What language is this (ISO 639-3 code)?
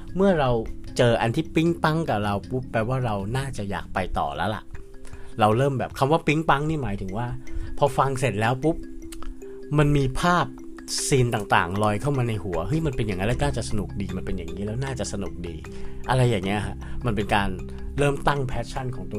tha